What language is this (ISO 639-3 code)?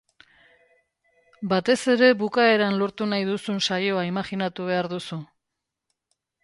eus